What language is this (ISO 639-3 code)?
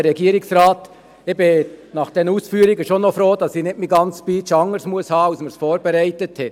gsw